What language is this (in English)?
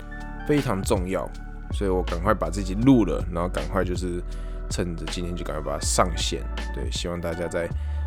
Chinese